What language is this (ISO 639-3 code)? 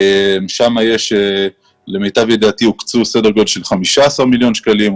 heb